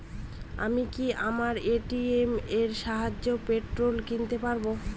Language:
Bangla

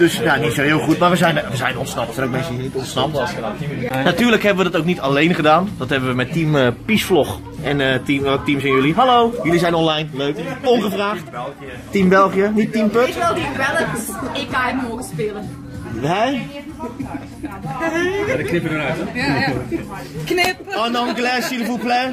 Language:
Dutch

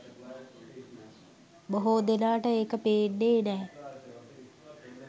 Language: Sinhala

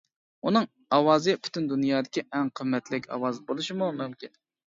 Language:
Uyghur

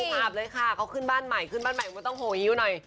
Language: Thai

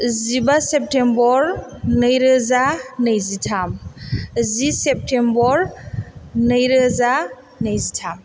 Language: Bodo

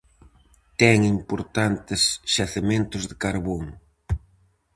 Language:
Galician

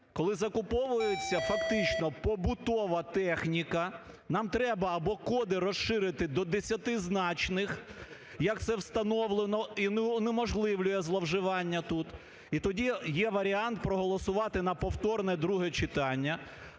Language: Ukrainian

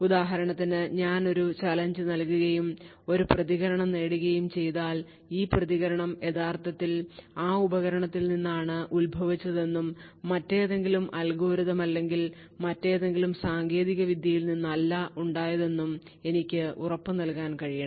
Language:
Malayalam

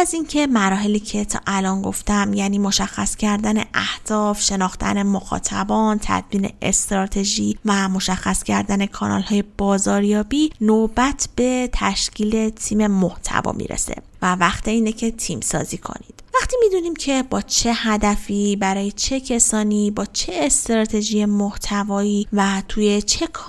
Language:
Persian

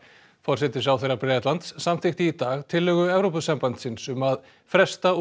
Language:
Icelandic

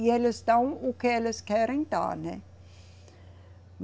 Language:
Portuguese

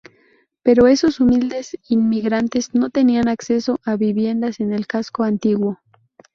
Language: Spanish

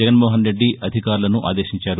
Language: Telugu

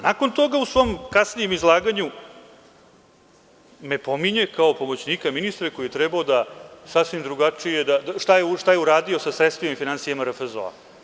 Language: Serbian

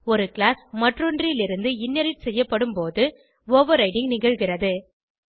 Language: Tamil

